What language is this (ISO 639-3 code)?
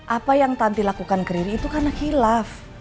ind